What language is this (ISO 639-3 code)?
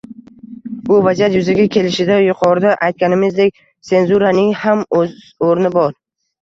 uzb